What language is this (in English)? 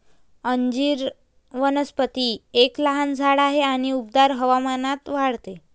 Marathi